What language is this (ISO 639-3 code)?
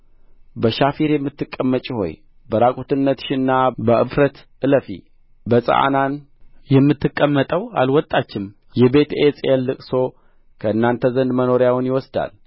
amh